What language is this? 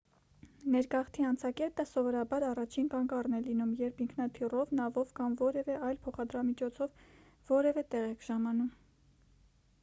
Armenian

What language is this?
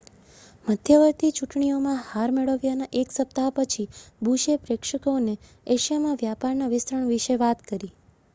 Gujarati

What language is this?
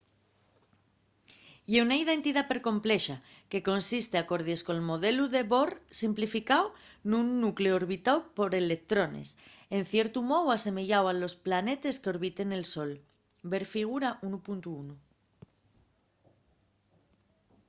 Asturian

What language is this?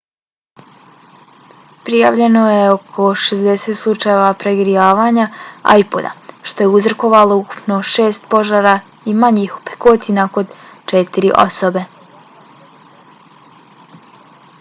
Bosnian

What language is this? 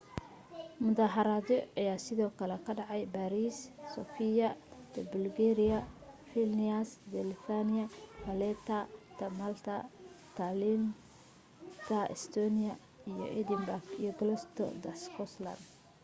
Somali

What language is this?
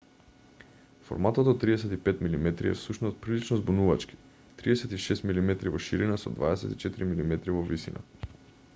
Macedonian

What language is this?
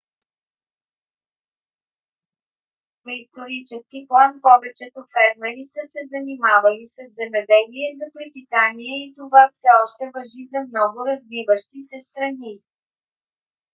Bulgarian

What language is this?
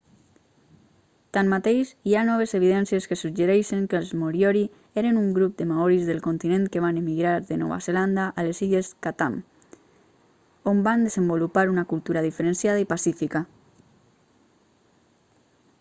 Catalan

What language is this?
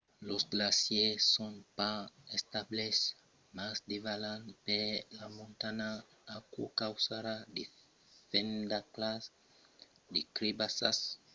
Occitan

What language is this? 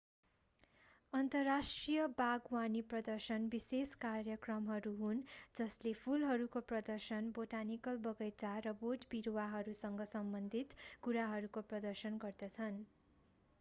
Nepali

